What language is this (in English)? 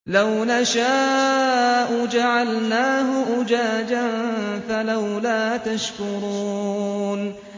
Arabic